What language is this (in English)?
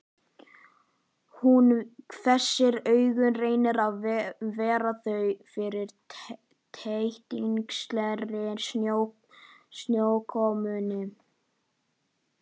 Icelandic